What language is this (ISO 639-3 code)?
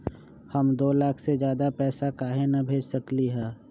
mag